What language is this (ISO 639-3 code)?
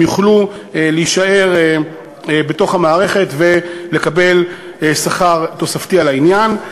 heb